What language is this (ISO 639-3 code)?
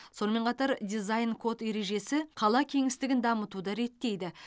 kaz